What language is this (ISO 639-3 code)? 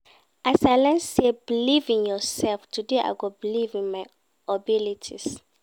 pcm